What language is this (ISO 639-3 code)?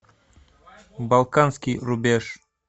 rus